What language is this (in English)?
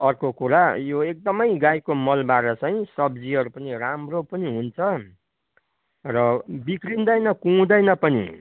Nepali